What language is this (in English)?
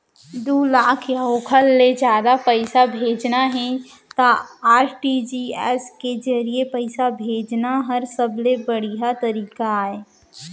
Chhattisgarhi